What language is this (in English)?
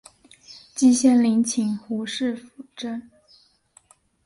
Chinese